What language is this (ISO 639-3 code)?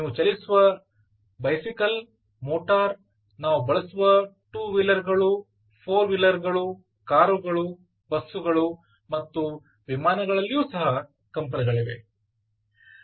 kan